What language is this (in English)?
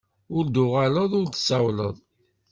Kabyle